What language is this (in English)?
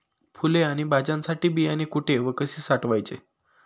Marathi